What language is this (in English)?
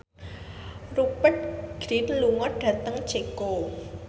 Javanese